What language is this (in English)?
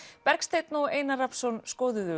Icelandic